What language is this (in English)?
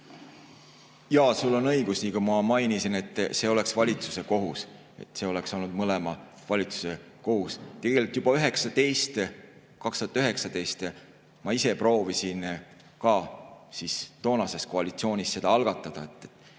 Estonian